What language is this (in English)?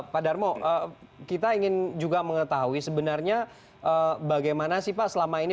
Indonesian